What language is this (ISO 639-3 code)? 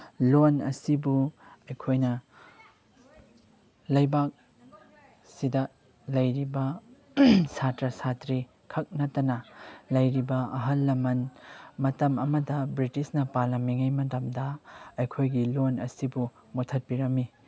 mni